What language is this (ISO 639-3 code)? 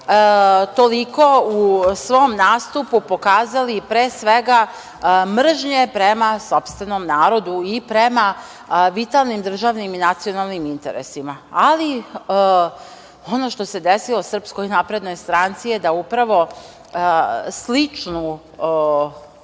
srp